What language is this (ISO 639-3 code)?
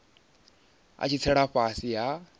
ven